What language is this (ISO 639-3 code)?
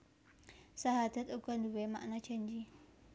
jav